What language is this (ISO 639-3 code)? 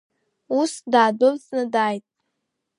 abk